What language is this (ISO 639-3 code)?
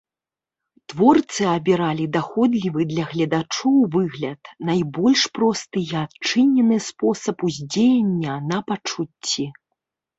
bel